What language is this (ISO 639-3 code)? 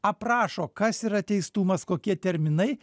lit